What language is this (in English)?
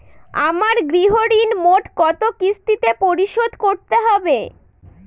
Bangla